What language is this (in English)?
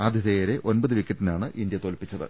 Malayalam